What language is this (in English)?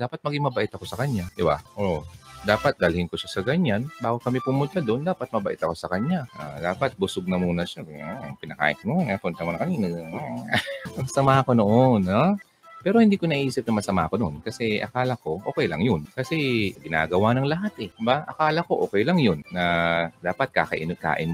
Filipino